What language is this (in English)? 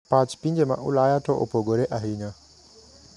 Luo (Kenya and Tanzania)